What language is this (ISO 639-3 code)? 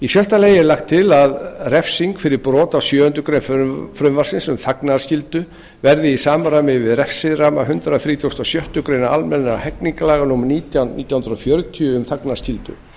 isl